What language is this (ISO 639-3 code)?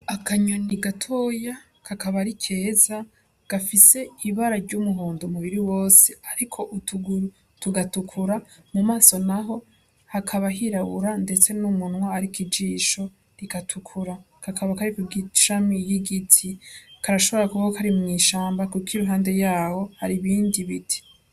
run